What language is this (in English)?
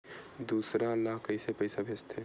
Chhattisgarhi